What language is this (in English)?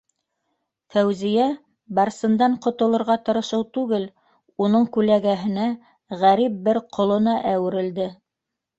Bashkir